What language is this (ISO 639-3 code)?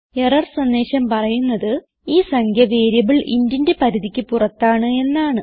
mal